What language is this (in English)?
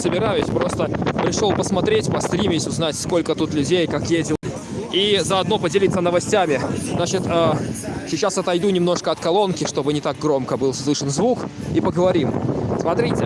Russian